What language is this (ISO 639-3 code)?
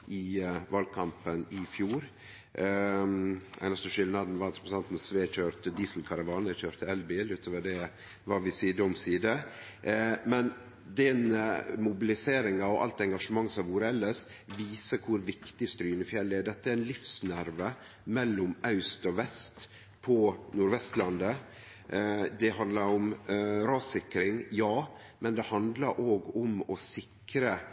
nno